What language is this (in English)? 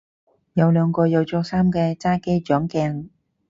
Cantonese